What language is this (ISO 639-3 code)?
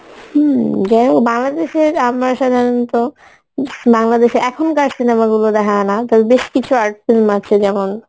ben